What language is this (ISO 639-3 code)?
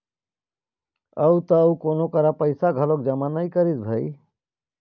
hne